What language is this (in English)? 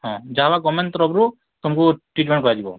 Odia